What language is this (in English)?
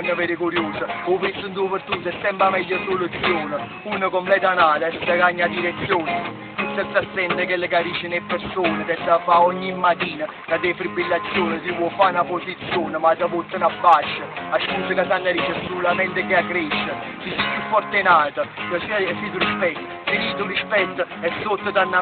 Romanian